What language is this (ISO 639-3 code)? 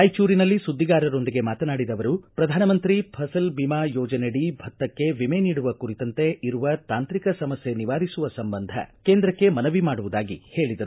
kan